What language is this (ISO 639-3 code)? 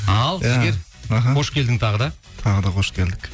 kaz